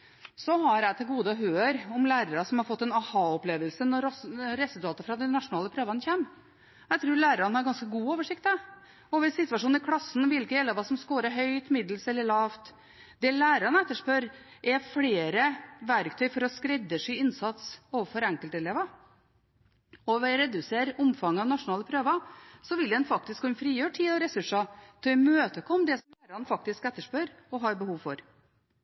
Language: Norwegian Bokmål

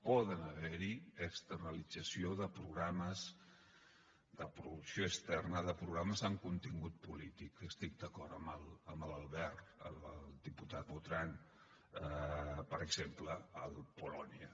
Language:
Catalan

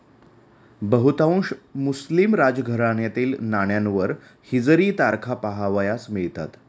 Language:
Marathi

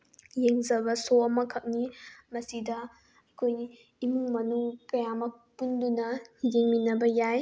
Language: Manipuri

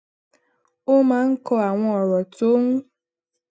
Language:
Yoruba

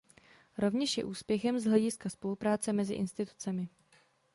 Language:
Czech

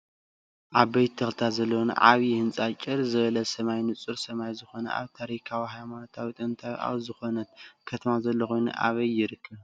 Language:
Tigrinya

